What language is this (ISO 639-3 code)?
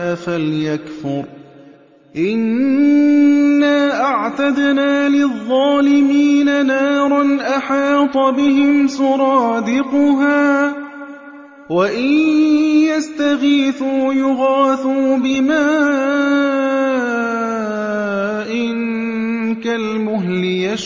ara